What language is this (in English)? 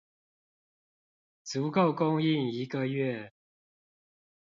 Chinese